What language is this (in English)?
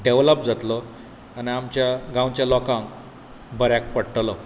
Konkani